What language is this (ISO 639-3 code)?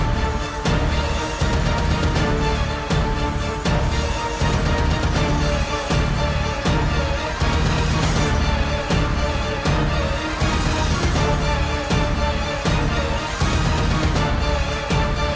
ind